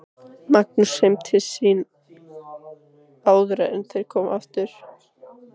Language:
Icelandic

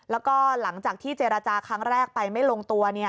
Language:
Thai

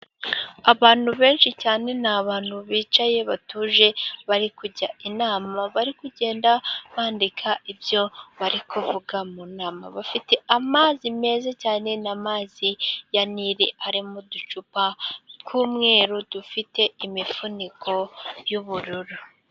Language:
Kinyarwanda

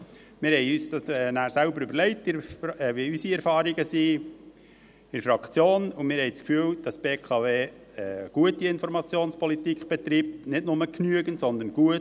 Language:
Swiss German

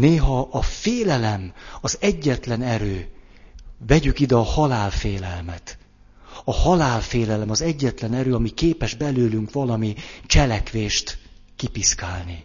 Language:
Hungarian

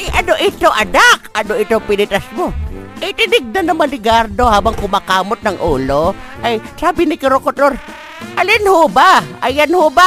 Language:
Filipino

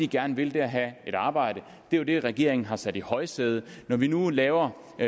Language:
Danish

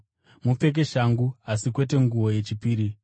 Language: Shona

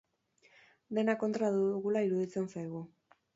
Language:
Basque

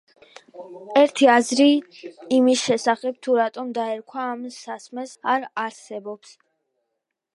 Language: Georgian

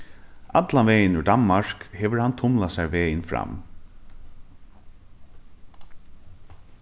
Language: Faroese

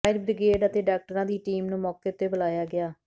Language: Punjabi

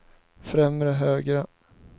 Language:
Swedish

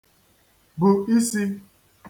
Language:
Igbo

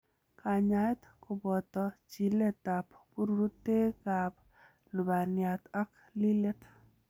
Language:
Kalenjin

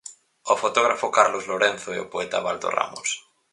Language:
Galician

